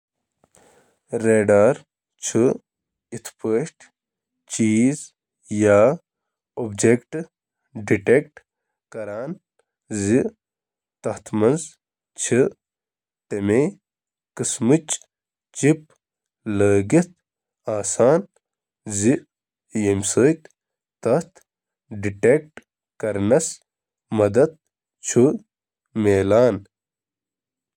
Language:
Kashmiri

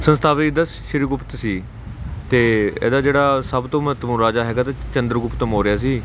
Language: Punjabi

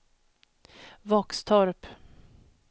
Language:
Swedish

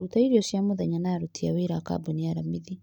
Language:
Kikuyu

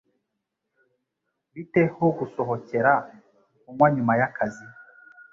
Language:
Kinyarwanda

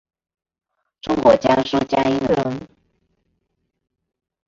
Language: Chinese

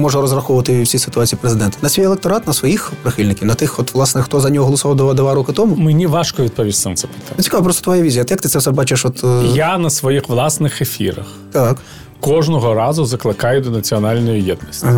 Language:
Ukrainian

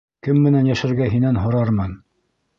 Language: Bashkir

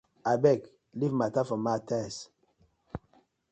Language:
Nigerian Pidgin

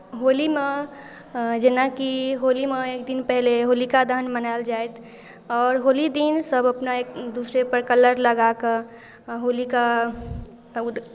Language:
Maithili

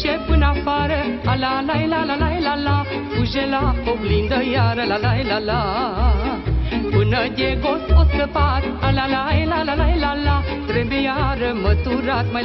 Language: Romanian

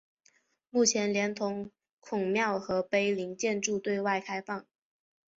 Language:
Chinese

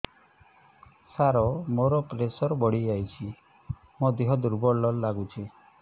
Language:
Odia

